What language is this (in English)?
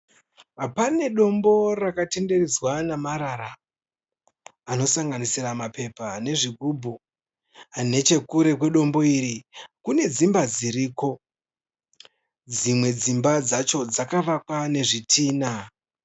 Shona